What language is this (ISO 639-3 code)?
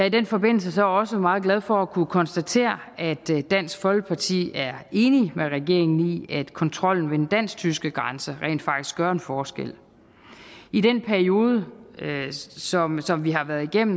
dan